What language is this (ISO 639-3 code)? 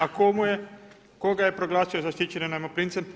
hrv